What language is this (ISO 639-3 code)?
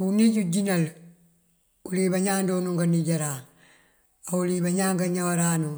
mfv